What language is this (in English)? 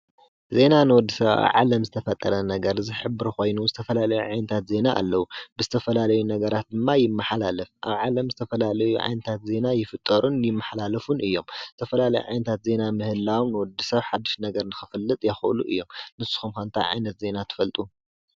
Tigrinya